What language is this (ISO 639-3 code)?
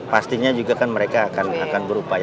ind